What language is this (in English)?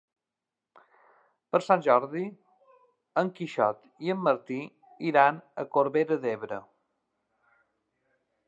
Catalan